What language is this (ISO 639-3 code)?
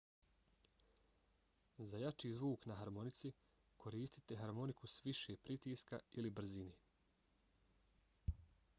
bos